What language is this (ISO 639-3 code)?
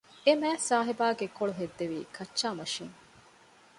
div